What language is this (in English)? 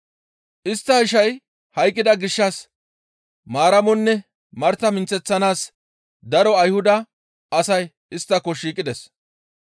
Gamo